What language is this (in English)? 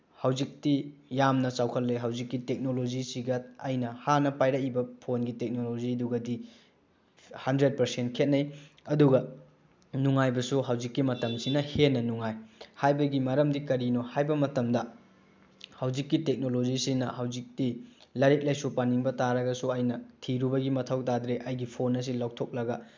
Manipuri